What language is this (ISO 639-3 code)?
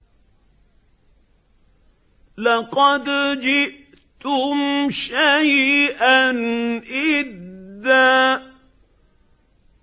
ara